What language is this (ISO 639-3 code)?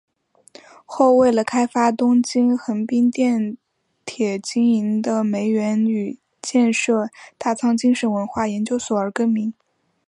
zho